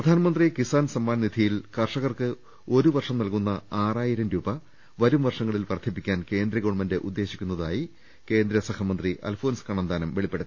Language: Malayalam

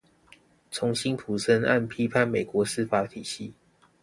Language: Chinese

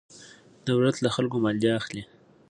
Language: Pashto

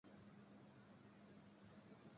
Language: Chinese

